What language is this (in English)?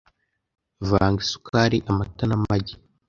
Kinyarwanda